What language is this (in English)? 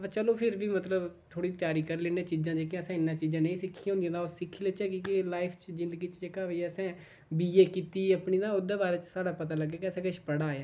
Dogri